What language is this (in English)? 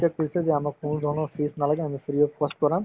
Assamese